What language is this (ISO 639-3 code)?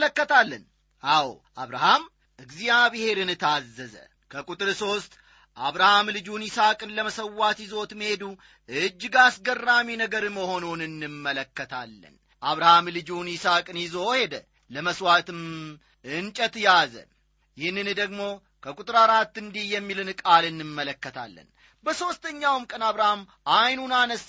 amh